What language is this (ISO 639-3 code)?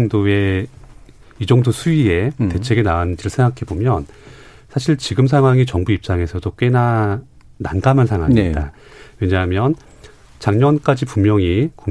kor